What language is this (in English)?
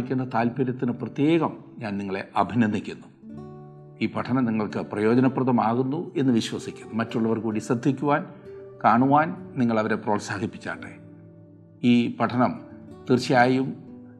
Malayalam